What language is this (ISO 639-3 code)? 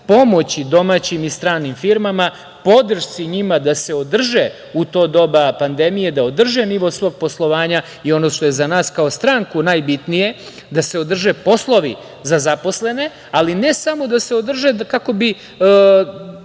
srp